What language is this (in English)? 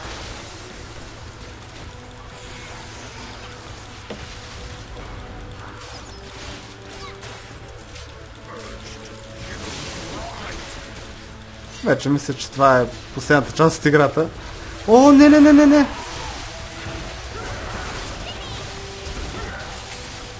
Bulgarian